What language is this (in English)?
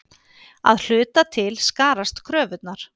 Icelandic